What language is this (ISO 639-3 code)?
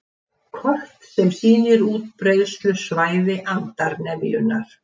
isl